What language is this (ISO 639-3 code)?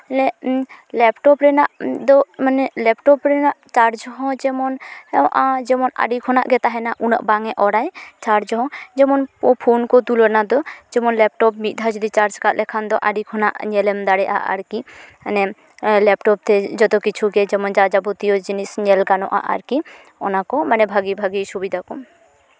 sat